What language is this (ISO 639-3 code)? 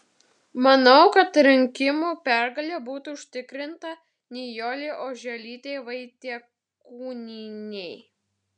lit